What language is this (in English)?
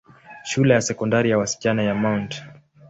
Swahili